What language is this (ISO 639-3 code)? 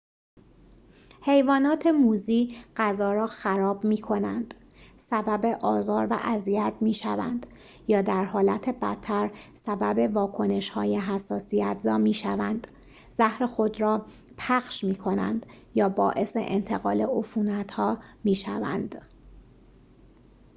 fas